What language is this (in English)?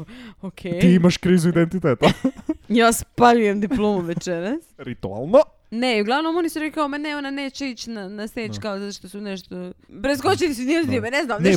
Croatian